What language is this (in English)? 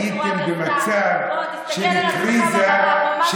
Hebrew